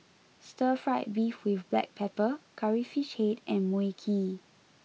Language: English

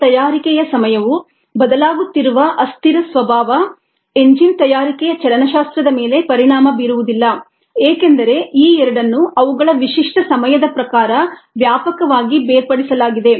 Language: Kannada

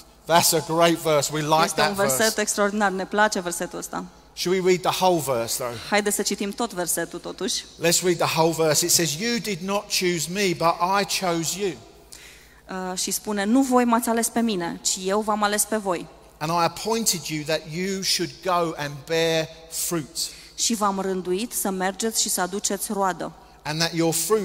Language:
Romanian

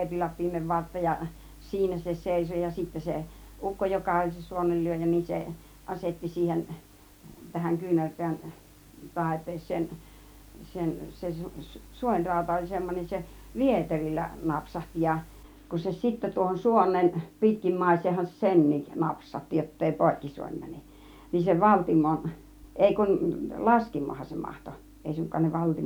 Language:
Finnish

